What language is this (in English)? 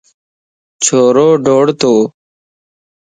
Lasi